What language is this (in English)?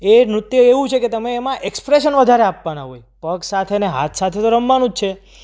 Gujarati